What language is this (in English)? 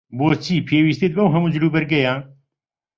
Central Kurdish